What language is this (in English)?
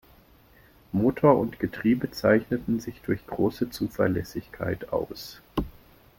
German